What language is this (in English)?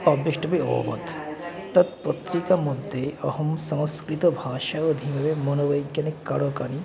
Sanskrit